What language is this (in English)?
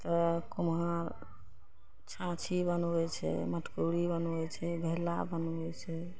Maithili